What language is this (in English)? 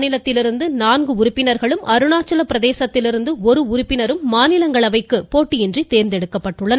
Tamil